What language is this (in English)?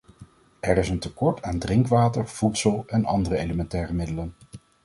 Dutch